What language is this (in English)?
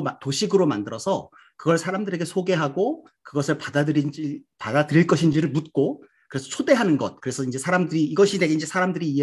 Korean